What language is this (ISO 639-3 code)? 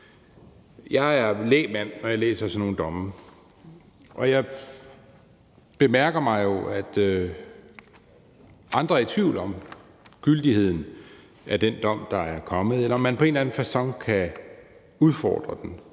dan